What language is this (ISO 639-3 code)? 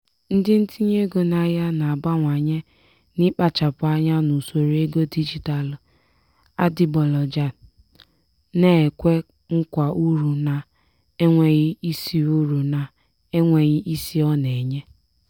ibo